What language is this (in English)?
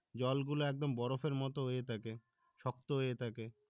Bangla